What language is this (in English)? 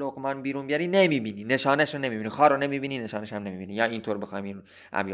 Persian